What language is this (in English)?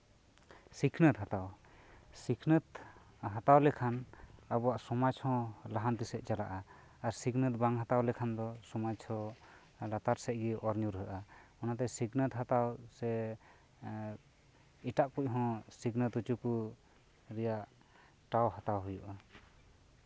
Santali